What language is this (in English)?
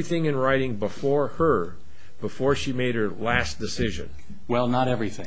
English